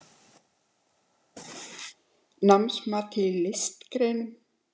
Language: Icelandic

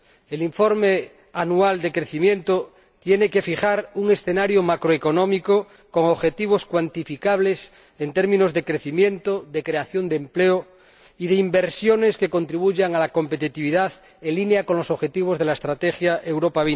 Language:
Spanish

